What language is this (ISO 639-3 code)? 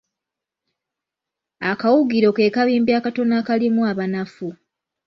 lug